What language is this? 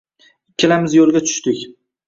Uzbek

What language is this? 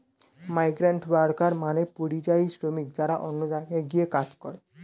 Bangla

